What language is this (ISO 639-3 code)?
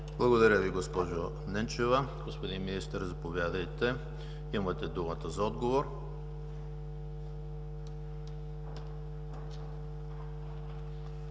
bul